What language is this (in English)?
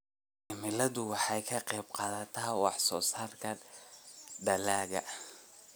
Somali